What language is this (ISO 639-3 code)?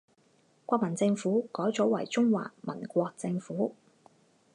zho